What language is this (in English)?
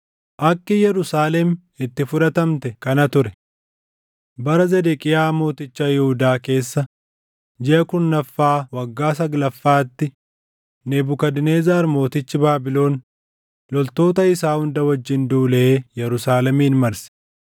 Oromo